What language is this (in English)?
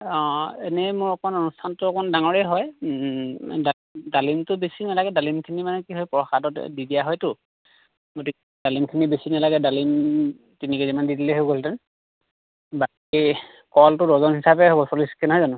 Assamese